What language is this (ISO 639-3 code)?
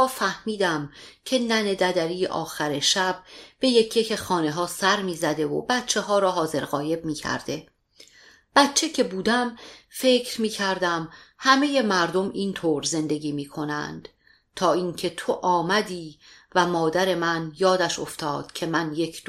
fas